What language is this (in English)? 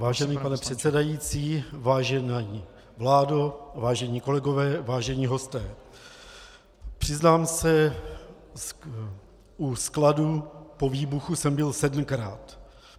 Czech